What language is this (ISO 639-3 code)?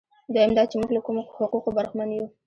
pus